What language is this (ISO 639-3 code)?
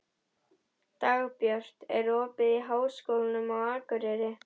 isl